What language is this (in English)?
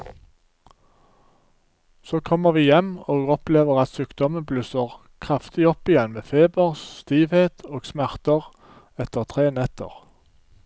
Norwegian